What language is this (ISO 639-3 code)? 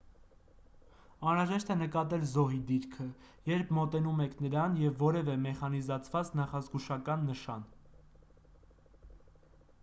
hye